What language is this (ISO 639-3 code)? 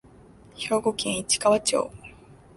jpn